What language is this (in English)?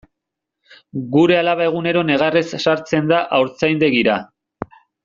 Basque